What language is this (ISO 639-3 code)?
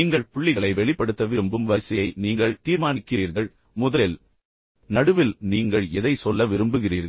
tam